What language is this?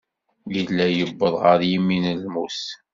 Kabyle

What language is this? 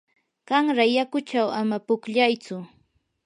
Yanahuanca Pasco Quechua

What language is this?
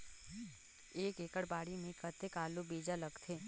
Chhattisgarhi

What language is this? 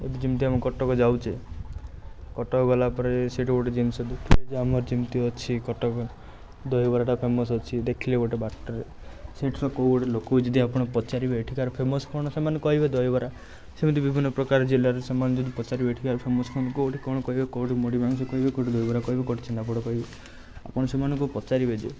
Odia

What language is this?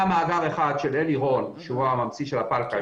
Hebrew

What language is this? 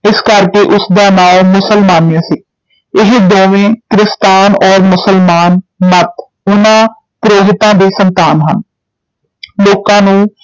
Punjabi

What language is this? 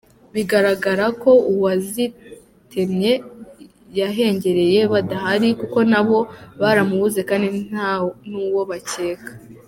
Kinyarwanda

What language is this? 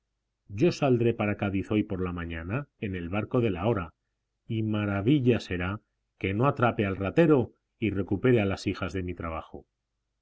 Spanish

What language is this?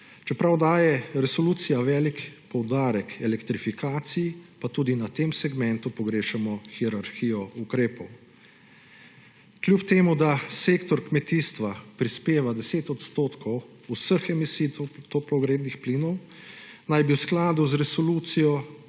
Slovenian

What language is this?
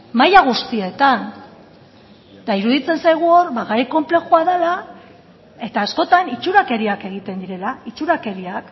Basque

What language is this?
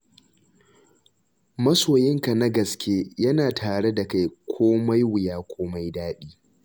Hausa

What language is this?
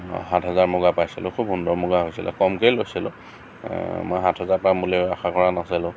Assamese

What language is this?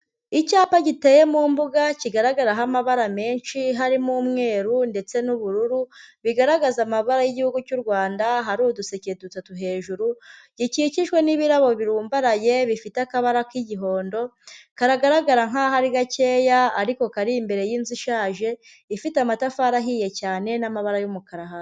Kinyarwanda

